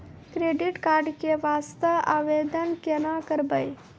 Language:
Maithili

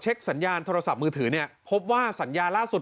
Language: Thai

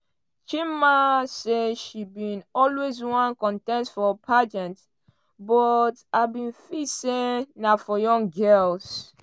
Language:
Nigerian Pidgin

